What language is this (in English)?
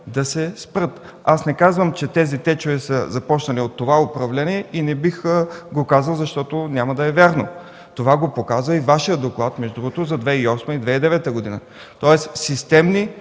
Bulgarian